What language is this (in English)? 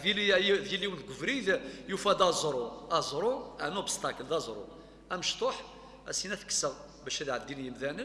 Arabic